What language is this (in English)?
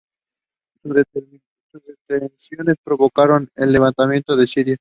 Spanish